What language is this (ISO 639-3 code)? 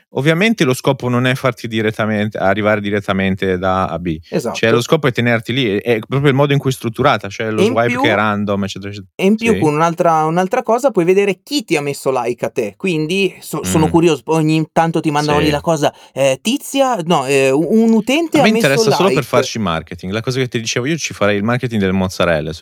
ita